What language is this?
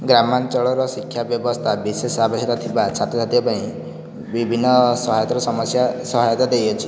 Odia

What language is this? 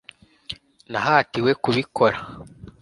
Kinyarwanda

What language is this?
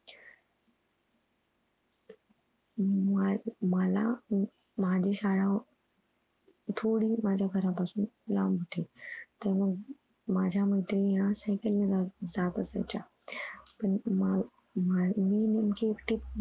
Marathi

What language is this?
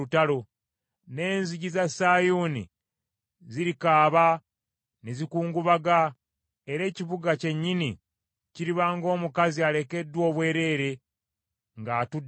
Ganda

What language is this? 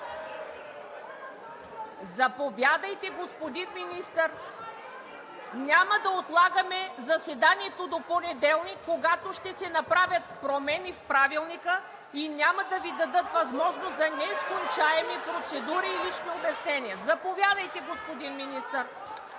Bulgarian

